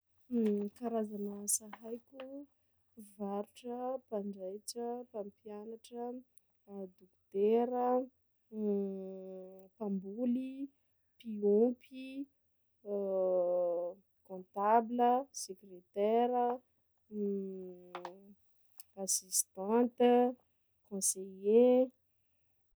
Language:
Sakalava Malagasy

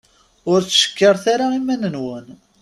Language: Kabyle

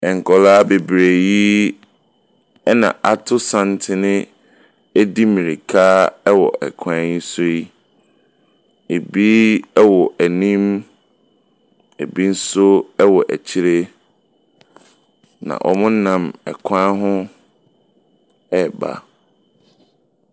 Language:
Akan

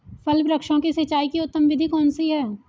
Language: Hindi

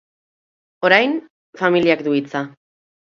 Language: Basque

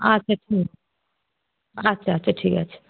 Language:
Bangla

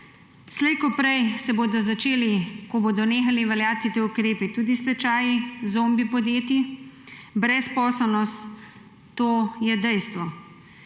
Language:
Slovenian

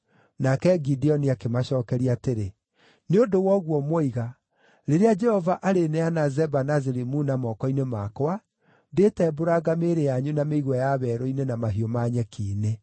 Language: Kikuyu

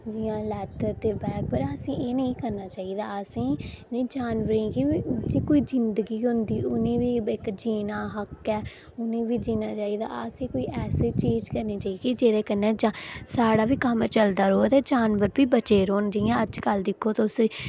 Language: Dogri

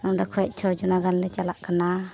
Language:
Santali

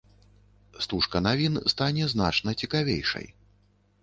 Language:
Belarusian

